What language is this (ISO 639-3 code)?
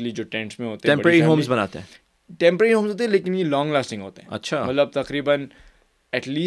urd